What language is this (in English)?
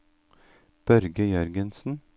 Norwegian